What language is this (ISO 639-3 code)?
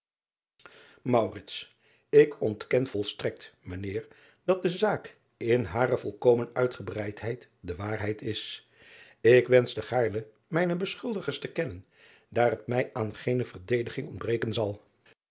nld